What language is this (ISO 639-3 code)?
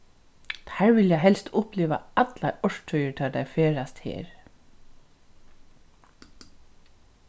fao